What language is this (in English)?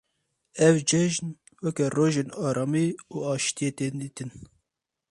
Kurdish